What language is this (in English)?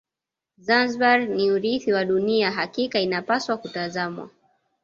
Swahili